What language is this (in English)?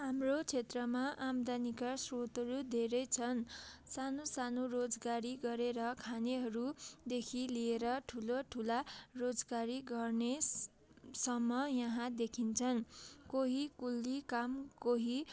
Nepali